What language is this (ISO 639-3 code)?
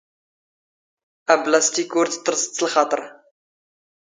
zgh